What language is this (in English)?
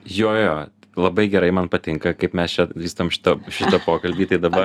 Lithuanian